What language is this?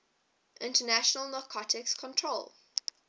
English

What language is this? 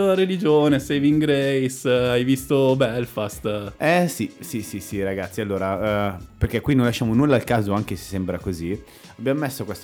Italian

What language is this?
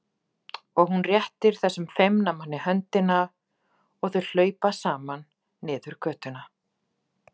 Icelandic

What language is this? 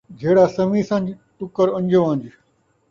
Saraiki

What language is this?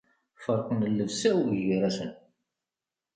Kabyle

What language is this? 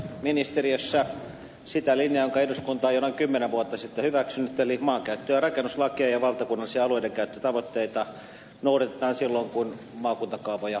Finnish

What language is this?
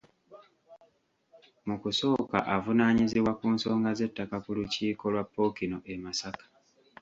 Ganda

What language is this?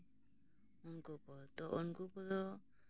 Santali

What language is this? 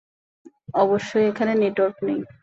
Bangla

